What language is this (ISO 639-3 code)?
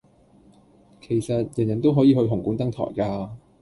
yue